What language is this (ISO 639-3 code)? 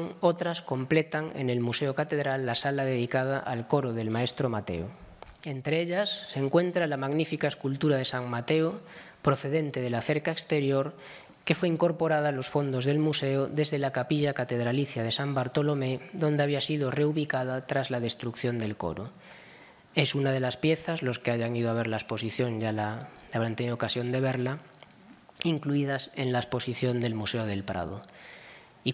spa